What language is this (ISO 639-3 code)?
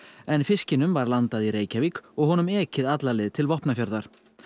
isl